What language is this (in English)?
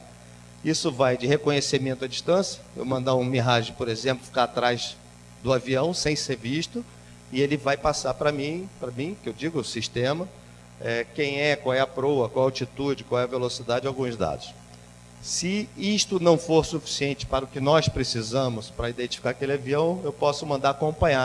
Portuguese